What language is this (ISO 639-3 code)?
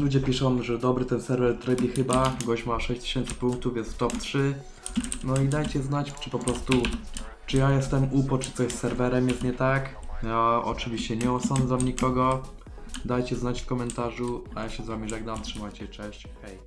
pol